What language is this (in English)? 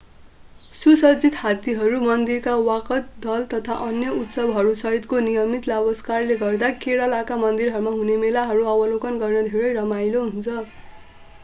Nepali